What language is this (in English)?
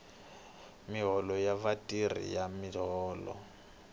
Tsonga